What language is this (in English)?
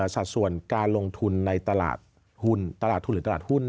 Thai